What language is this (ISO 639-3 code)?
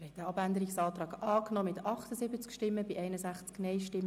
gsw